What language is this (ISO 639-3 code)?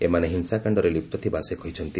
ori